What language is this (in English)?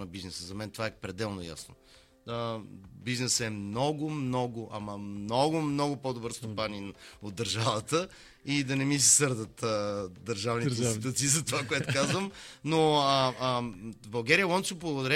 Bulgarian